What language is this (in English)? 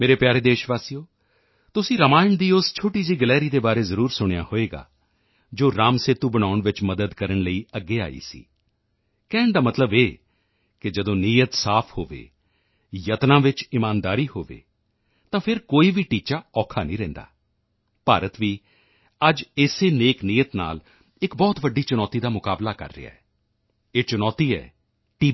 Punjabi